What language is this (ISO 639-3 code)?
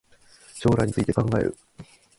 jpn